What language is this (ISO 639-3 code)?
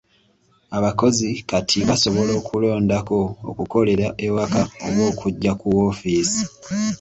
lug